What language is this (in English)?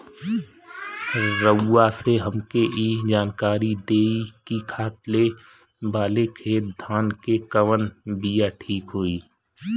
Bhojpuri